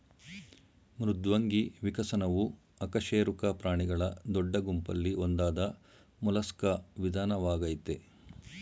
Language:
Kannada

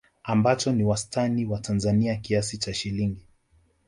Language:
Swahili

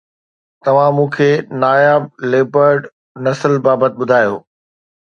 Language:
Sindhi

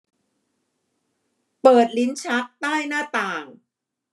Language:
Thai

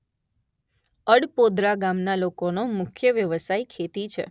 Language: Gujarati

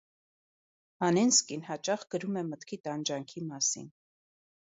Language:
Armenian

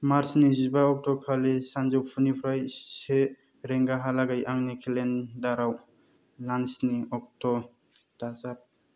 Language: Bodo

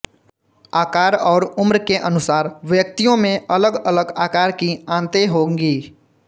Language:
Hindi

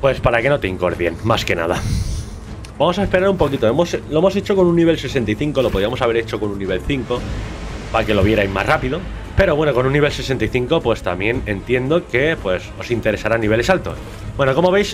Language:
Spanish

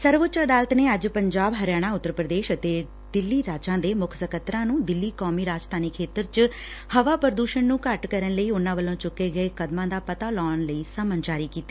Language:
Punjabi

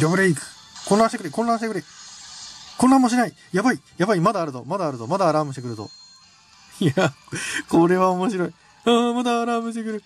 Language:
Japanese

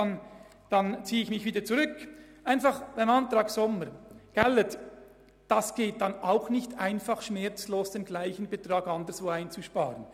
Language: Swiss German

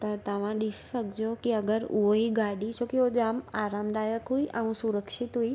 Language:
Sindhi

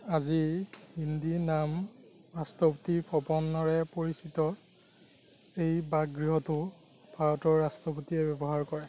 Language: Assamese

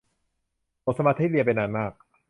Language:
Thai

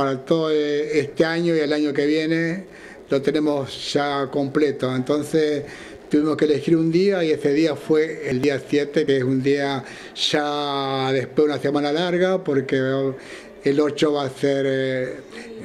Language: Spanish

